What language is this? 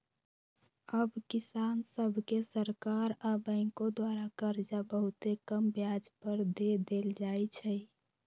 Magahi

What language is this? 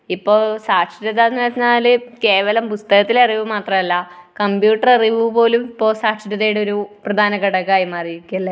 Malayalam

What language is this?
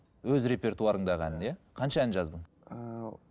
Kazakh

